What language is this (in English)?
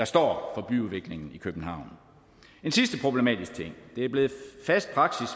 Danish